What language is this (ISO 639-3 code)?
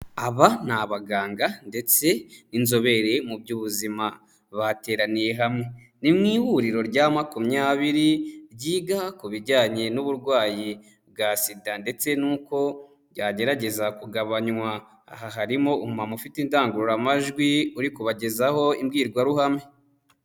kin